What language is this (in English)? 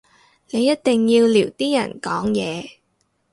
Cantonese